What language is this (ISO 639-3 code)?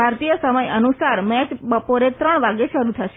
guj